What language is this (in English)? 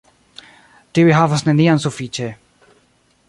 Esperanto